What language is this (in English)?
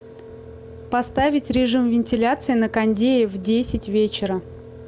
Russian